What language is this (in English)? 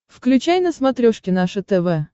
Russian